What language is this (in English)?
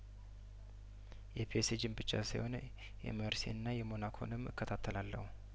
Amharic